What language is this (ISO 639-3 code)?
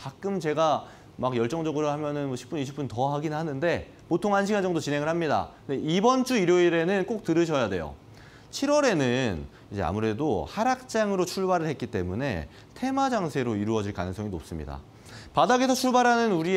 kor